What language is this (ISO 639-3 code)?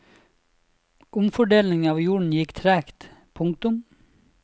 nor